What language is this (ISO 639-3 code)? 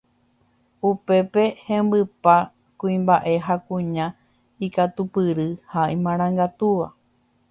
grn